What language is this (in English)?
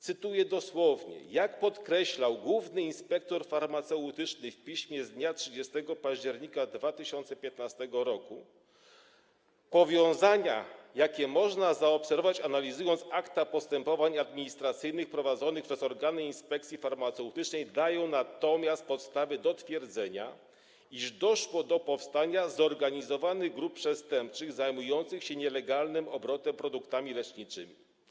Polish